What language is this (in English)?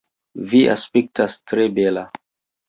Esperanto